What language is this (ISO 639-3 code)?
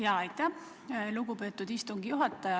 est